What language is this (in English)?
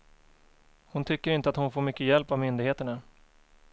Swedish